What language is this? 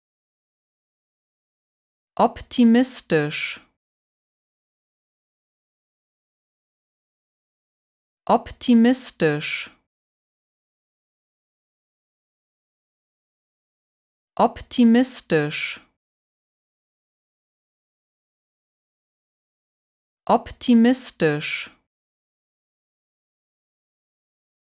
German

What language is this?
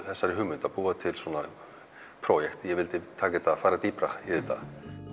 Icelandic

